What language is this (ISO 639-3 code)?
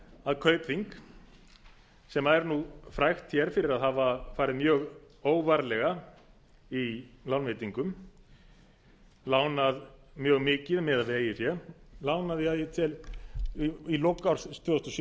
isl